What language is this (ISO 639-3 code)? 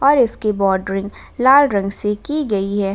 hin